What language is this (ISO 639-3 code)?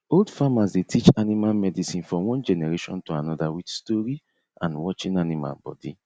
pcm